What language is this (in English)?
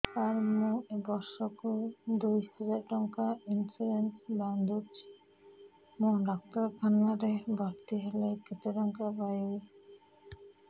Odia